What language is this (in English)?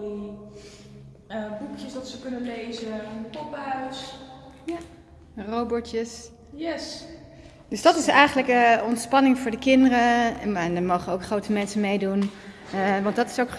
Dutch